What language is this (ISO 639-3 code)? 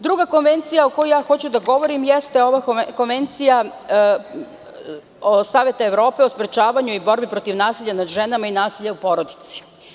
srp